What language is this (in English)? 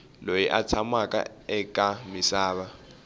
Tsonga